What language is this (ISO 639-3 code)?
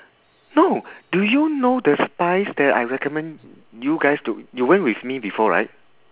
eng